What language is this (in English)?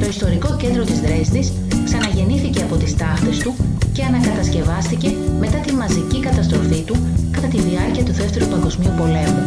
Greek